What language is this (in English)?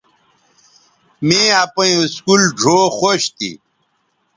Bateri